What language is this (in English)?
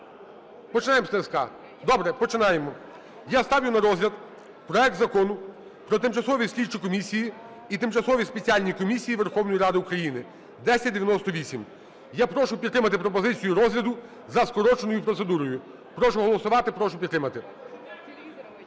Ukrainian